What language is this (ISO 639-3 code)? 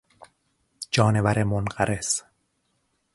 fas